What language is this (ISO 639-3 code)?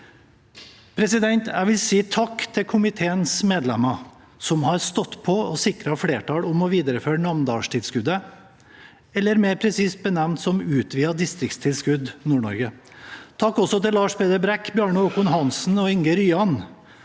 nor